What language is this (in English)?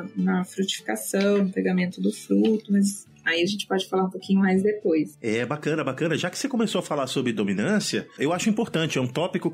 Portuguese